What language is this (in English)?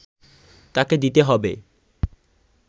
Bangla